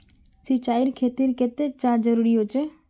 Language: Magahi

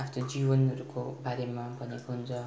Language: Nepali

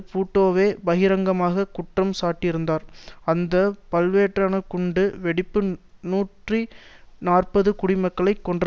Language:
Tamil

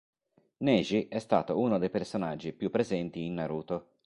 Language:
Italian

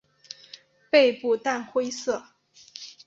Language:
Chinese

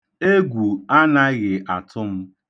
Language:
Igbo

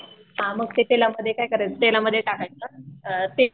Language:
Marathi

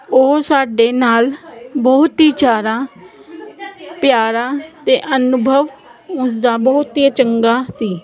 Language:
Punjabi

